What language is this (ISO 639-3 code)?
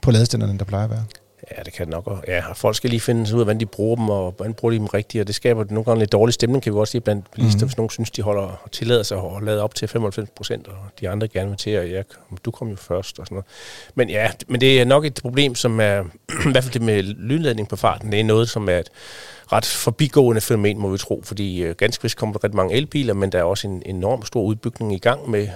dan